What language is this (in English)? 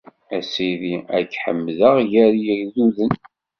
Kabyle